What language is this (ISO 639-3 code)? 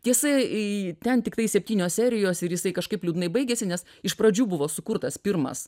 lit